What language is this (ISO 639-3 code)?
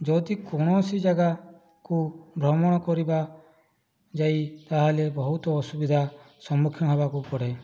ori